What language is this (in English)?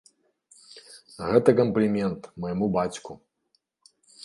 Belarusian